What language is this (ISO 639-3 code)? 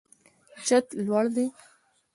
pus